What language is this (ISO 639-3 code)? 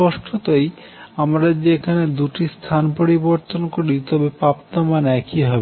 ben